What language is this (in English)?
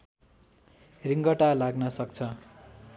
Nepali